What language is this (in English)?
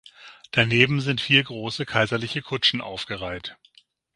German